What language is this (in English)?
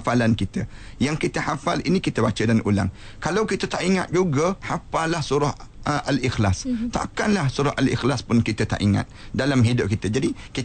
Malay